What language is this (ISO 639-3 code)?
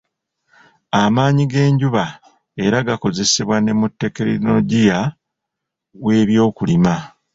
lug